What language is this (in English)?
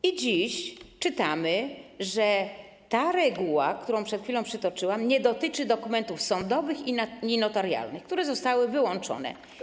Polish